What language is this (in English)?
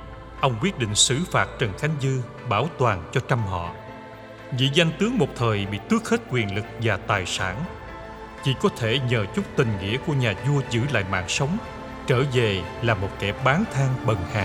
Vietnamese